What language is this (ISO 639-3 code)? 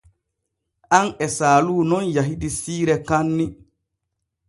fue